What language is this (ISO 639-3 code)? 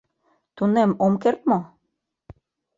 chm